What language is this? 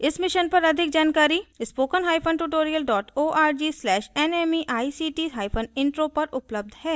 Hindi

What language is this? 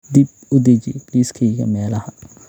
Somali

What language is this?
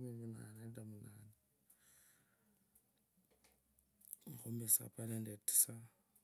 Kabras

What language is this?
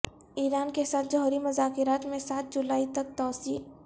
Urdu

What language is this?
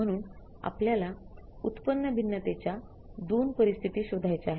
Marathi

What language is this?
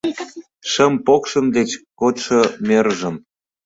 Mari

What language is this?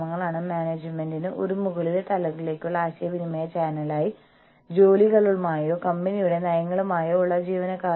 Malayalam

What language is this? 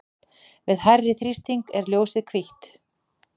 Icelandic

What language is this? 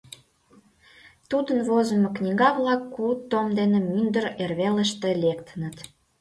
Mari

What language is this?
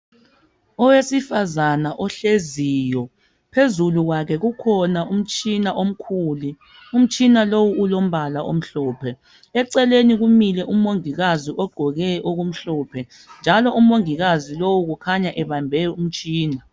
North Ndebele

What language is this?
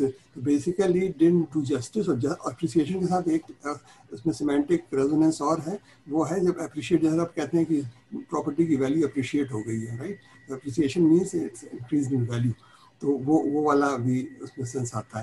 Urdu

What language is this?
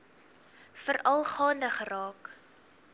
Afrikaans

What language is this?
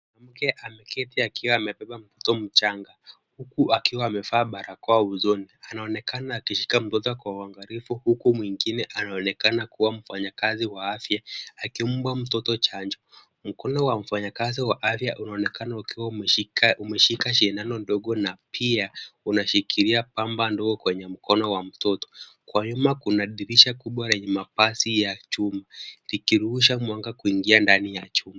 Swahili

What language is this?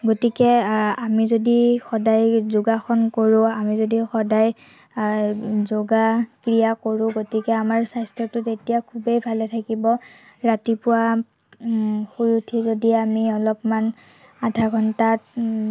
Assamese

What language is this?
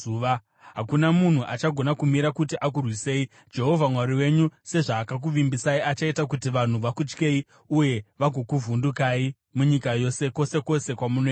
Shona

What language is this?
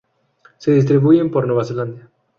Spanish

